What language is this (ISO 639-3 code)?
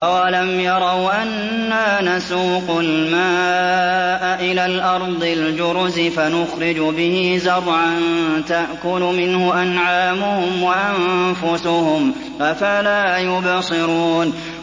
ara